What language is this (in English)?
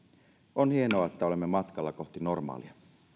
Finnish